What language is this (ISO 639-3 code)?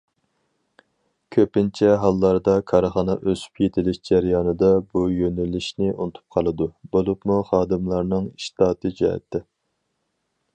uig